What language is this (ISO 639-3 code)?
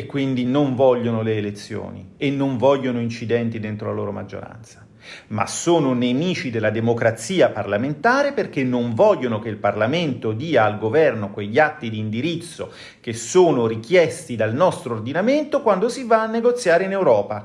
ita